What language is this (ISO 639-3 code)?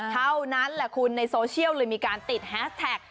tha